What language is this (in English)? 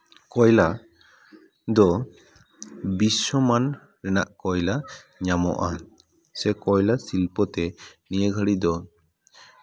Santali